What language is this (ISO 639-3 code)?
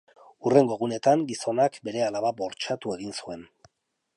eus